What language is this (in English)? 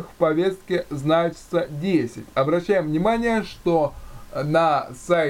Russian